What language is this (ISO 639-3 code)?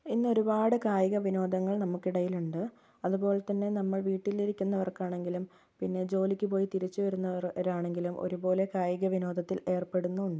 mal